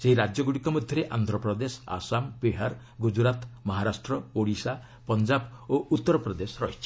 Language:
Odia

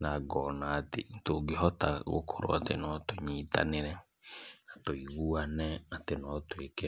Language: Kikuyu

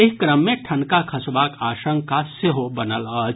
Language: Maithili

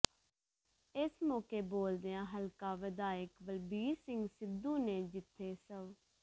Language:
Punjabi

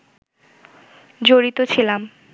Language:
Bangla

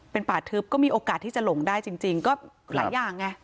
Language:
Thai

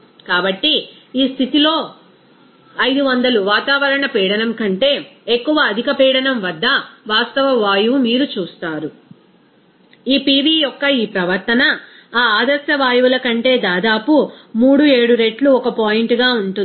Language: Telugu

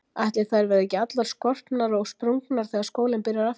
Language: Icelandic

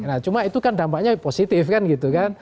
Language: Indonesian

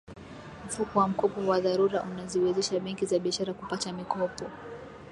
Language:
Swahili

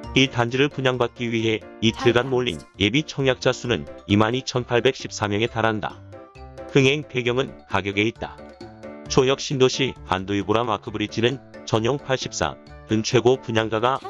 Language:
Korean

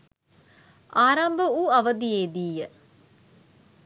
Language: Sinhala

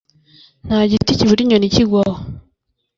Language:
Kinyarwanda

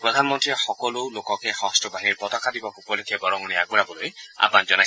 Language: Assamese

